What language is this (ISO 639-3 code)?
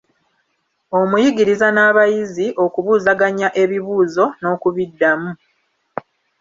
lug